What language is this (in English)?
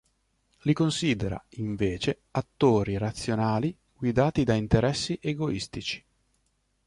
Italian